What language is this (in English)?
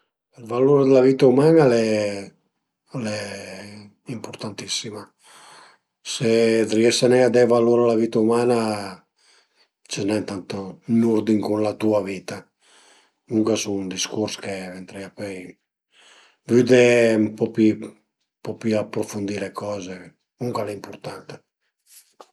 Piedmontese